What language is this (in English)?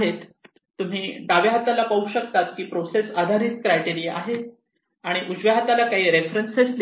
Marathi